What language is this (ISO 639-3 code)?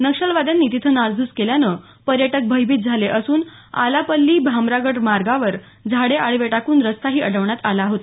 mar